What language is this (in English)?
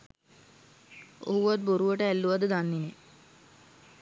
Sinhala